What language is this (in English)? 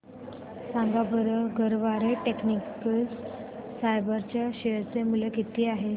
Marathi